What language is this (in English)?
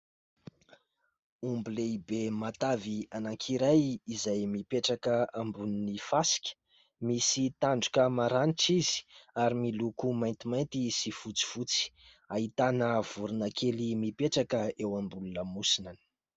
Malagasy